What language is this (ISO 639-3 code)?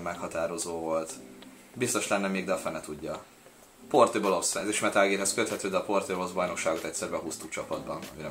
hun